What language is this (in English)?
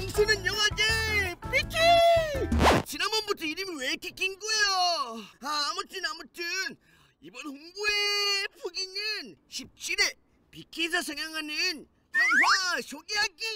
Korean